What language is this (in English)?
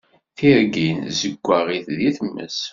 Kabyle